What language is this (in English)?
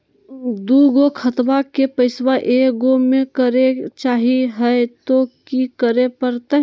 Magahi